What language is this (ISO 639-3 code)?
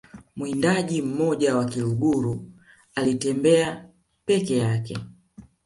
swa